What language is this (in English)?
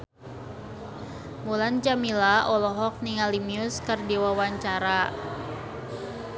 Sundanese